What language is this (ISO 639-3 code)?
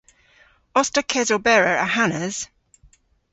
cor